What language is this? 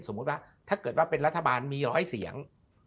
Thai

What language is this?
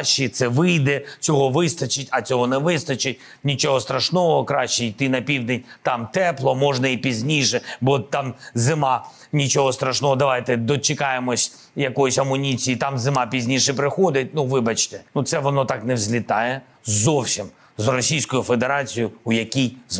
Ukrainian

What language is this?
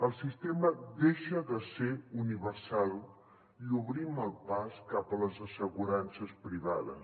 Catalan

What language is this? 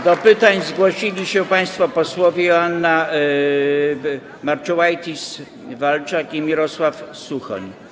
Polish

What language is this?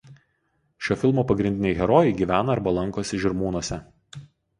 Lithuanian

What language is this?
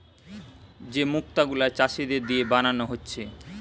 Bangla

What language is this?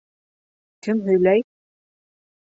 Bashkir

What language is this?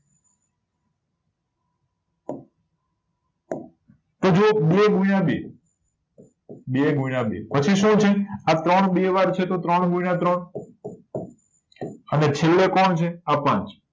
Gujarati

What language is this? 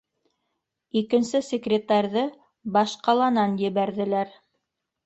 Bashkir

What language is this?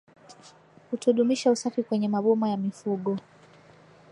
Swahili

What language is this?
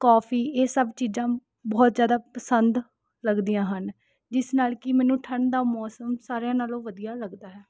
Punjabi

